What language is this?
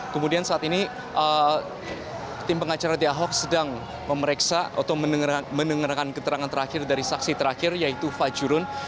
Indonesian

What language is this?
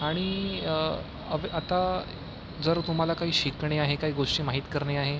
Marathi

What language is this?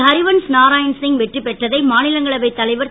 Tamil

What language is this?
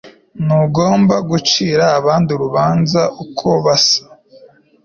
Kinyarwanda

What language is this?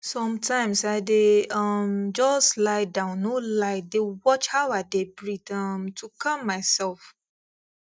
Nigerian Pidgin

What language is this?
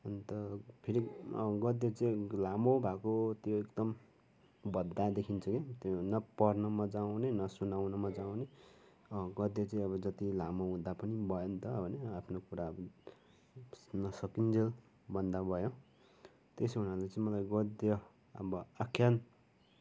Nepali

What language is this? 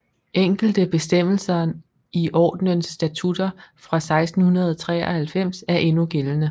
Danish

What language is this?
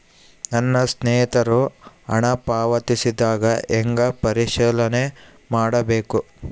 Kannada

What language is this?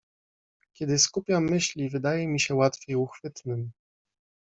Polish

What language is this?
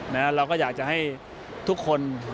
Thai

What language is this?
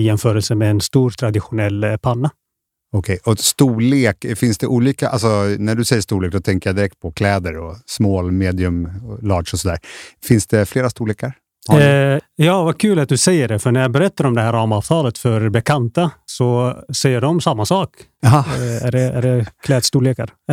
Swedish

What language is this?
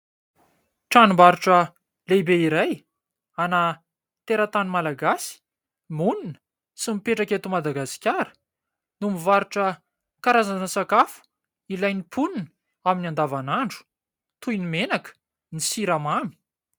Malagasy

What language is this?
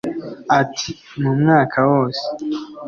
Kinyarwanda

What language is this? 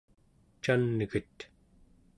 Central Yupik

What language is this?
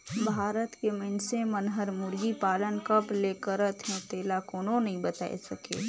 Chhattisgarhi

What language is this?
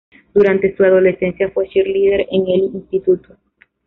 Spanish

